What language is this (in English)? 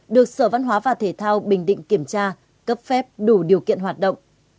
Vietnamese